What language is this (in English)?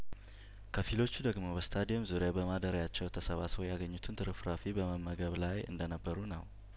Amharic